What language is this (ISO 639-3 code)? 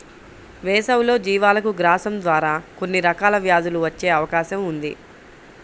tel